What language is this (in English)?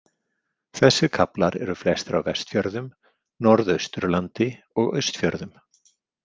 Icelandic